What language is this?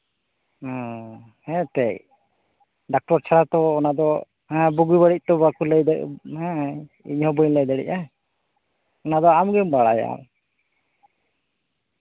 Santali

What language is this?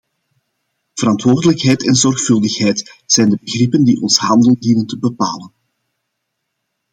Dutch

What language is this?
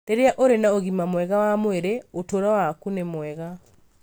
Kikuyu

